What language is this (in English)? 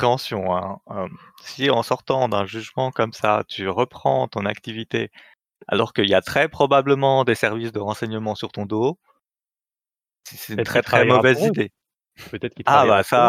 French